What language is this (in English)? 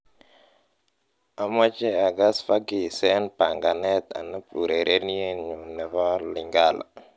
Kalenjin